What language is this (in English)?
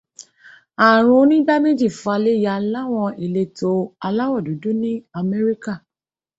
Yoruba